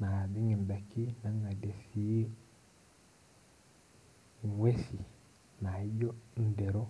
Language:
Masai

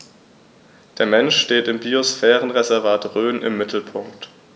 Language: German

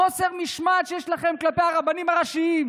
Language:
Hebrew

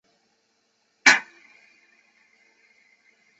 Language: Chinese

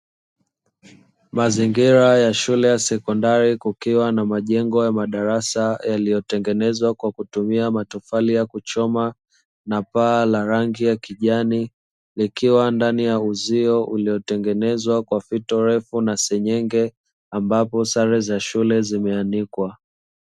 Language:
Swahili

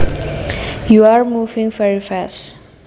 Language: Javanese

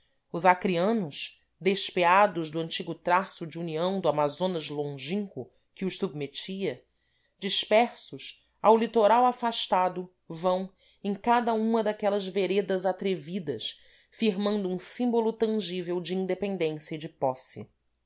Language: Portuguese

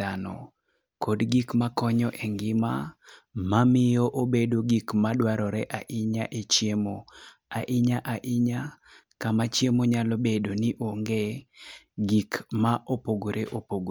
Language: Luo (Kenya and Tanzania)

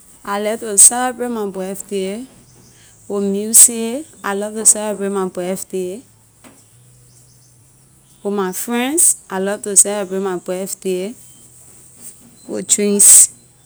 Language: Liberian English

